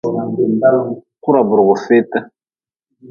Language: Nawdm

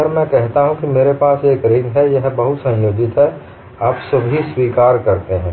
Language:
Hindi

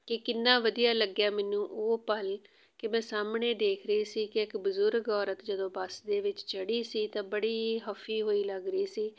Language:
Punjabi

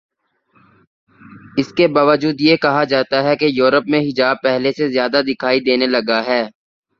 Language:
Urdu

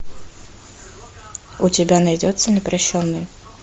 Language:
Russian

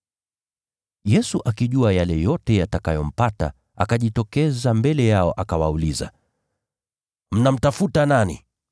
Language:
Swahili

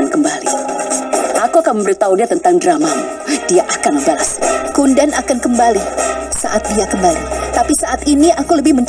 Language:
Indonesian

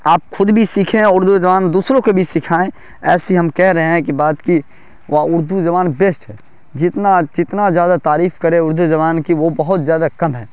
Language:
Urdu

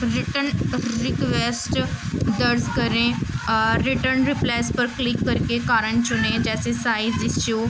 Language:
Urdu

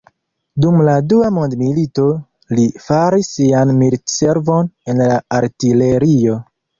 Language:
Esperanto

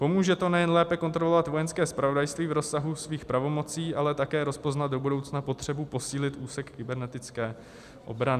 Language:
Czech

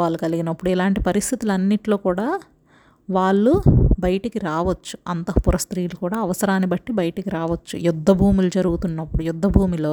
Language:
Telugu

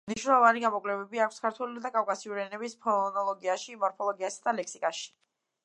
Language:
Georgian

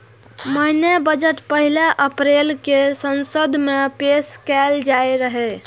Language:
Maithili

